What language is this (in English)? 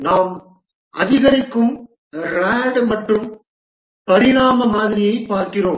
Tamil